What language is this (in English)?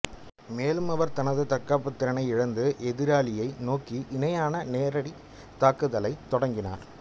Tamil